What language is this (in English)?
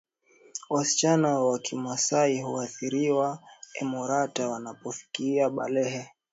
Swahili